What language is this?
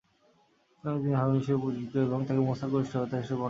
Bangla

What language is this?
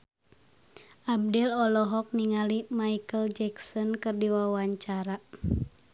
Sundanese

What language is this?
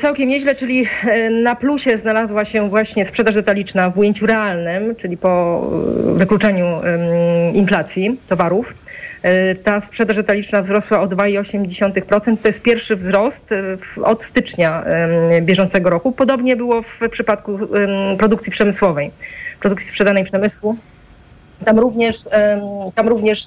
Polish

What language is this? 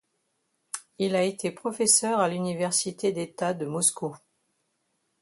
French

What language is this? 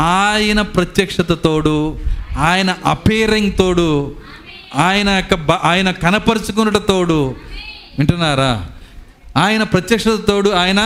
Telugu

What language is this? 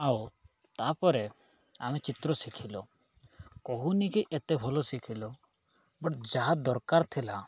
Odia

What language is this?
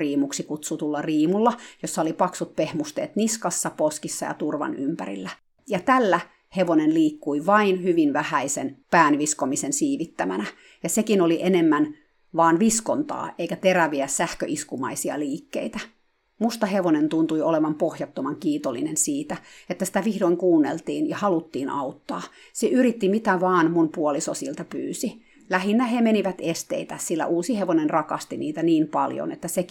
Finnish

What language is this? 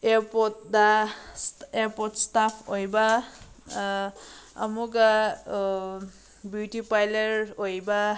Manipuri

